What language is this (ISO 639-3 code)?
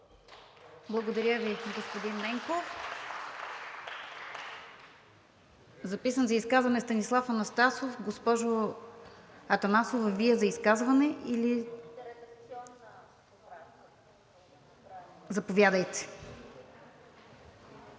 bul